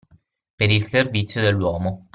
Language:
Italian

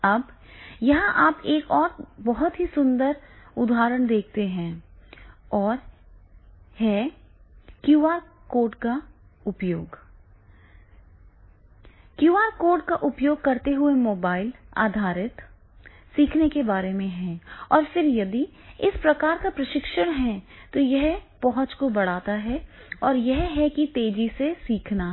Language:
Hindi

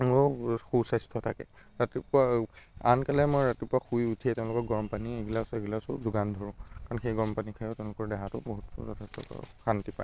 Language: Assamese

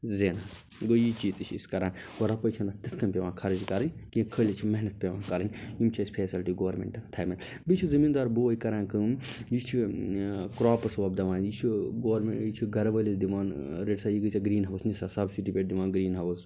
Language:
Kashmiri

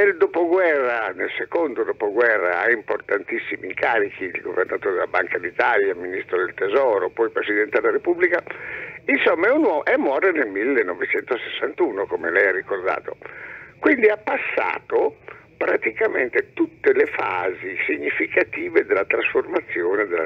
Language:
Italian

